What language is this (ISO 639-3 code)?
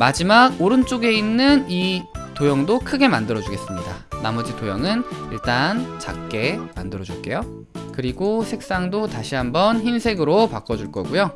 kor